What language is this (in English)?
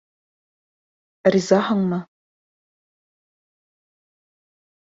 Bashkir